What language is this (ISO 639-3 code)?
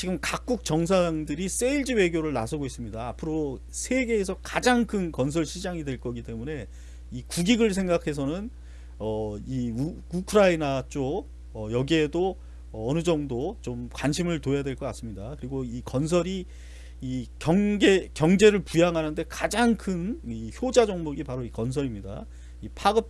kor